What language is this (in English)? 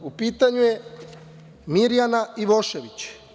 Serbian